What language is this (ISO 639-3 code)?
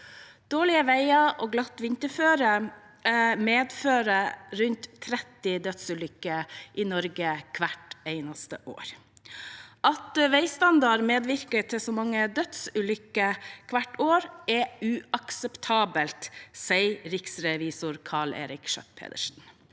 nor